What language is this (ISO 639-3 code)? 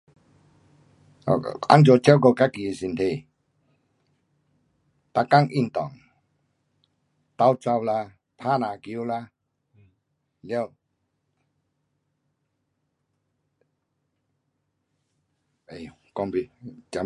cpx